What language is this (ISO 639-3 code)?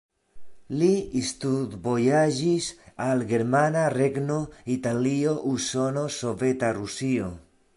epo